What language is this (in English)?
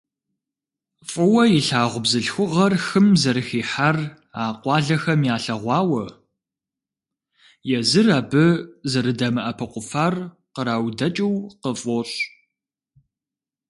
Kabardian